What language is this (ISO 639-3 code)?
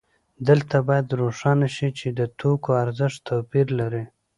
pus